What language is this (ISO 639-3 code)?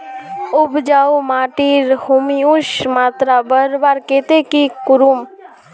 mag